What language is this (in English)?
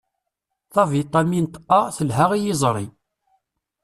Kabyle